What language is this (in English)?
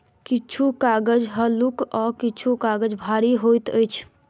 Maithili